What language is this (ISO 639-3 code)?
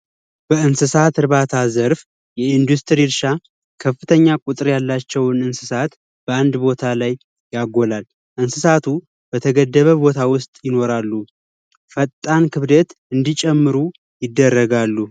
amh